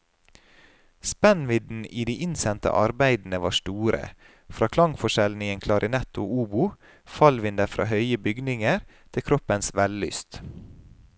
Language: Norwegian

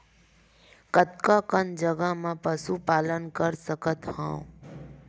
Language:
Chhattisgarhi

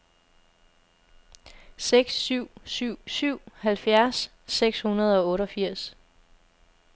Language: Danish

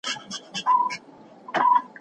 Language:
Pashto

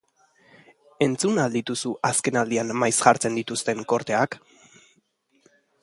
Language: Basque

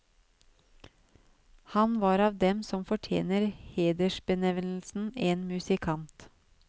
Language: Norwegian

